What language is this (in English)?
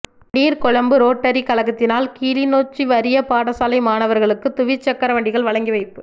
Tamil